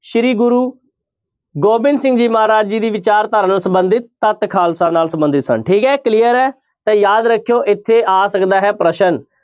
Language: Punjabi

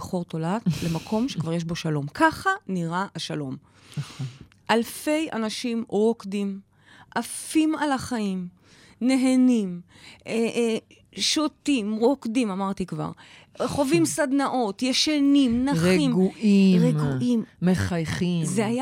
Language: Hebrew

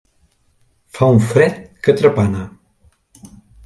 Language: Catalan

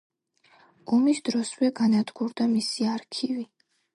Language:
Georgian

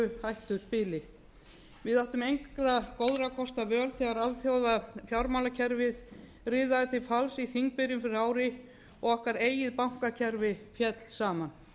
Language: Icelandic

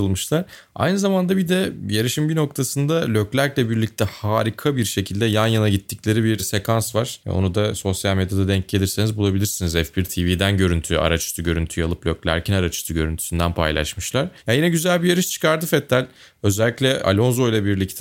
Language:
Turkish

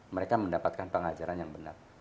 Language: Indonesian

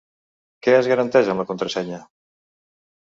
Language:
Catalan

